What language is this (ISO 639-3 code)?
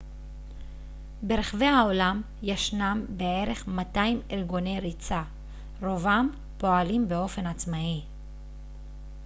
heb